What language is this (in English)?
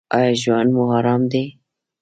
Pashto